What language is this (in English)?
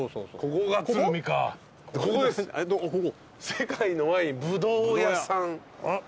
Japanese